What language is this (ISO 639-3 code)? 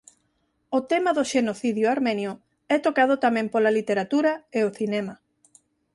glg